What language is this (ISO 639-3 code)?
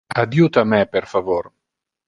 ina